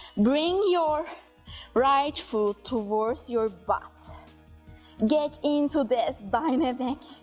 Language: English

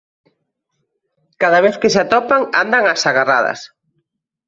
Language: Galician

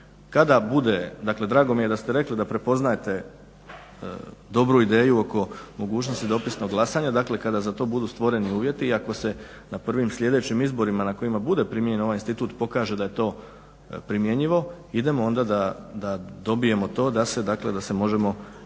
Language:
Croatian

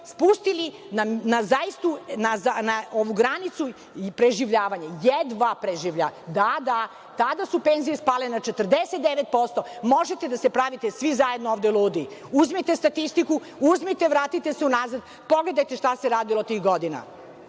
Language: Serbian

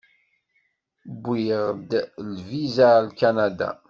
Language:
Kabyle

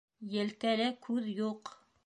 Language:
Bashkir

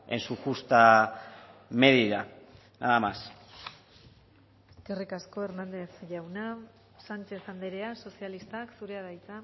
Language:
Basque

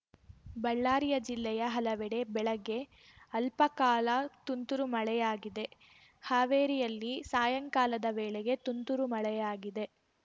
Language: Kannada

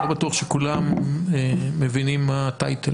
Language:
Hebrew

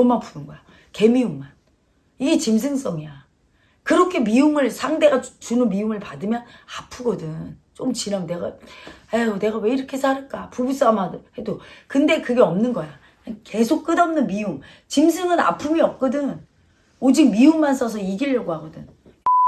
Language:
Korean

